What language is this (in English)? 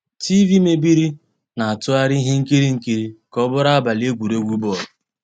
Igbo